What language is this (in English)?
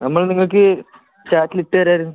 Malayalam